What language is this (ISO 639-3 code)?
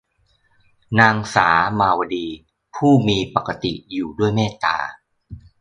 tha